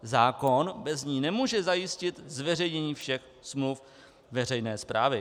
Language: Czech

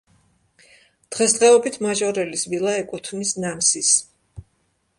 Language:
Georgian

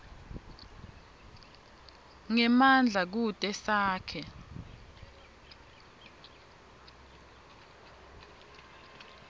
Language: Swati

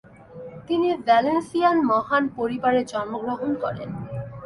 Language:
Bangla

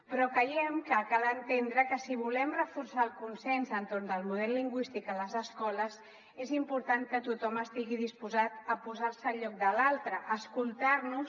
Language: Catalan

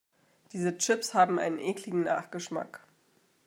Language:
German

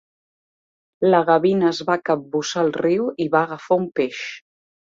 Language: Catalan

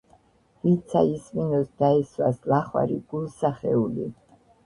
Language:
Georgian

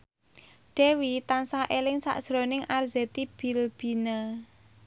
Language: Javanese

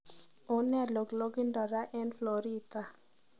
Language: Kalenjin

